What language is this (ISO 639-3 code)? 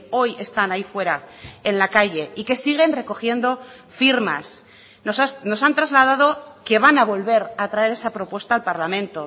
spa